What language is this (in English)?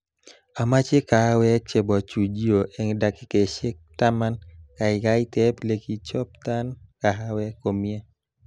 Kalenjin